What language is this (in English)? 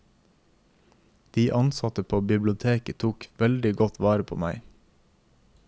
Norwegian